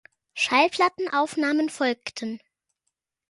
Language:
German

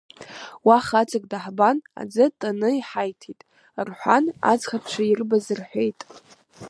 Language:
Abkhazian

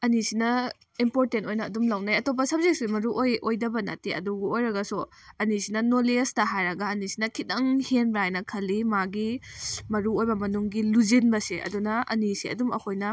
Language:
Manipuri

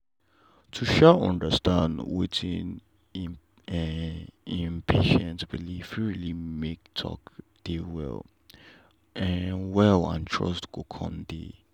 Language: Nigerian Pidgin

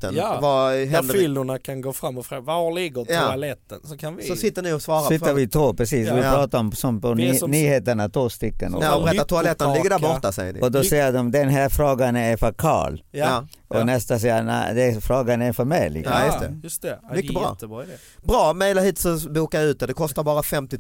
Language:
Swedish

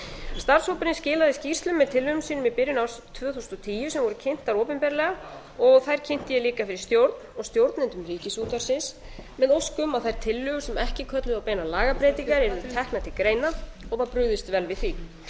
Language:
Icelandic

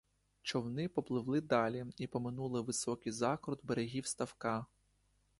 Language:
Ukrainian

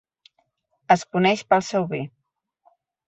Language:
Catalan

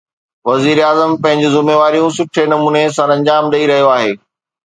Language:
Sindhi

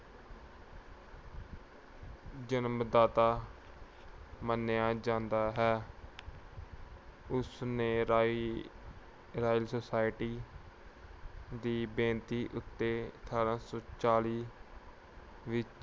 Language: Punjabi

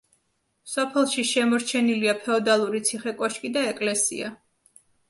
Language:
Georgian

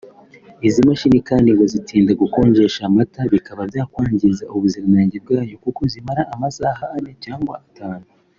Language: Kinyarwanda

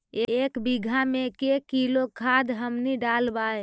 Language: Magahi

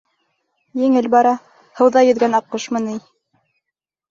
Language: Bashkir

